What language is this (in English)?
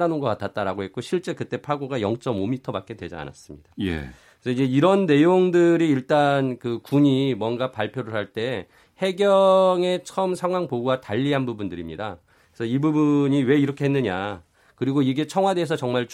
Korean